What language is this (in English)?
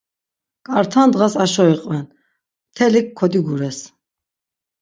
Laz